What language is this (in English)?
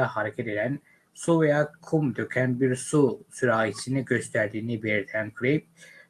Turkish